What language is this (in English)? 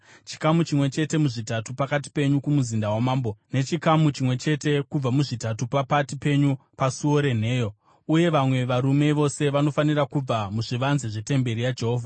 Shona